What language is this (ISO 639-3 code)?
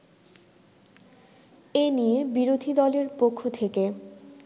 ben